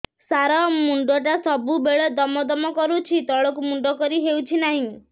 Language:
Odia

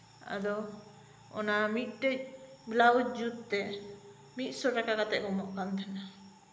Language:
Santali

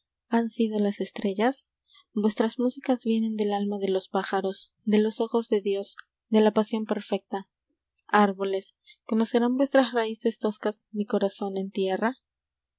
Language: Spanish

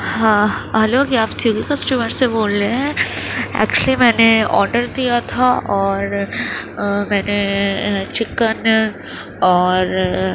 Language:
Urdu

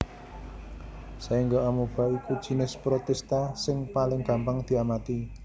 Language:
Javanese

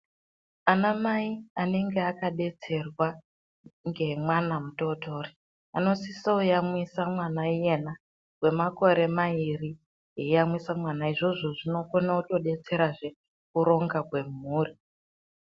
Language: Ndau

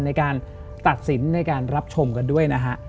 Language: Thai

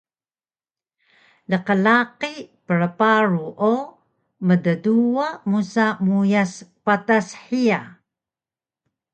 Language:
Taroko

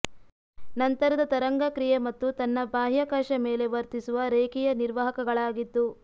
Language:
Kannada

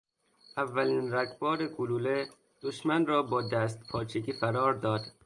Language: Persian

